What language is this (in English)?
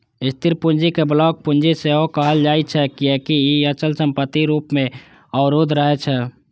Maithili